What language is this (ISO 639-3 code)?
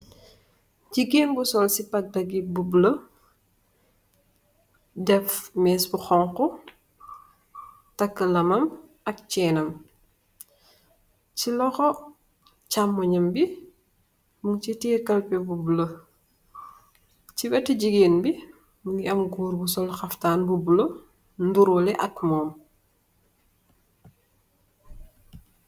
wol